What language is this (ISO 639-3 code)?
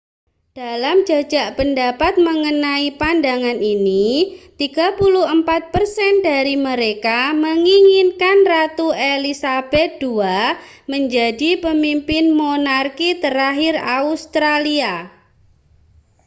ind